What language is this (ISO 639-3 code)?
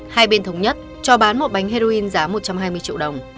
vie